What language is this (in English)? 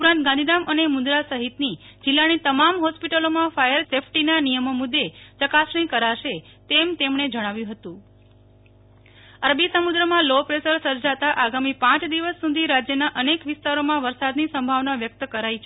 Gujarati